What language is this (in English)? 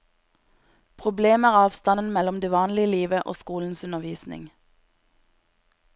Norwegian